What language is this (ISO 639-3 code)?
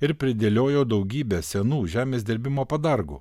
lit